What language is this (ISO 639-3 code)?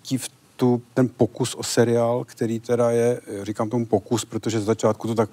ces